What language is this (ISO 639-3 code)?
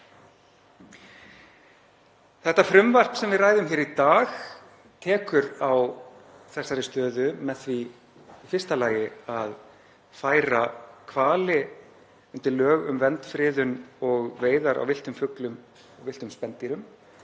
isl